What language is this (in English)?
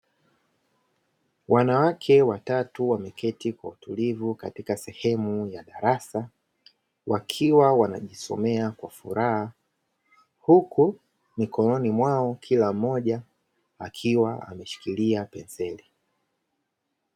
Swahili